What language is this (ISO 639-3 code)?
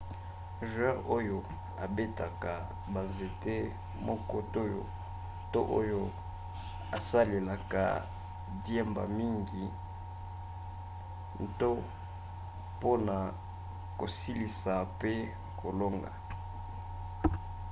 lin